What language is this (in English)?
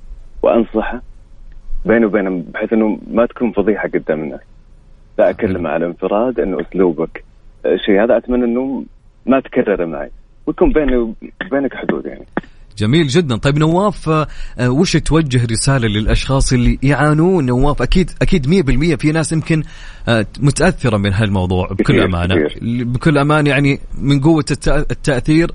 Arabic